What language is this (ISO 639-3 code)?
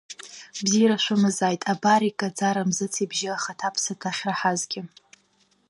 abk